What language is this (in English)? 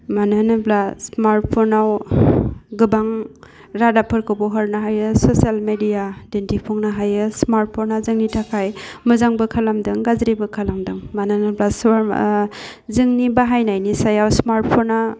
Bodo